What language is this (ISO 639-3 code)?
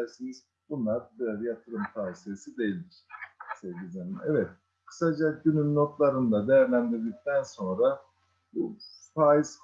tur